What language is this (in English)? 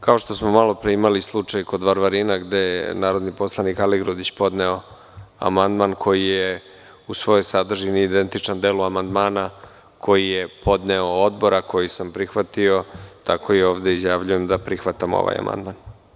Serbian